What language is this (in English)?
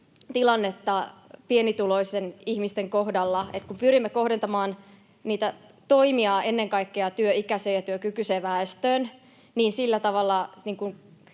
Finnish